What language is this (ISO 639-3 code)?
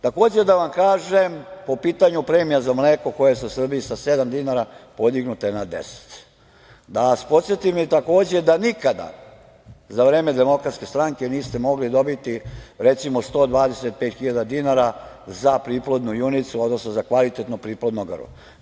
srp